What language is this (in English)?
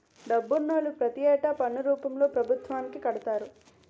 Telugu